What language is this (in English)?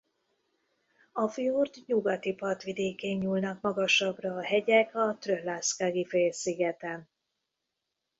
Hungarian